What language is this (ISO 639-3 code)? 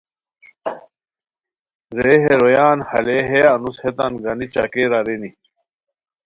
khw